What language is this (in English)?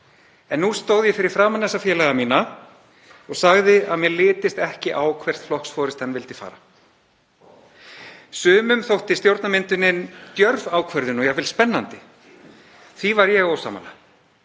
Icelandic